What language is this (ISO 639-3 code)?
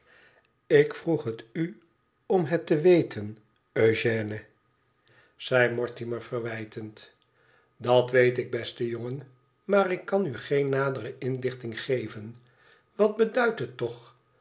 nld